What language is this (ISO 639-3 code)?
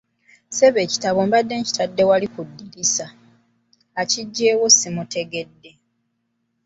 lug